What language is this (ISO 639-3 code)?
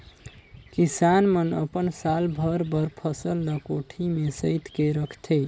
hne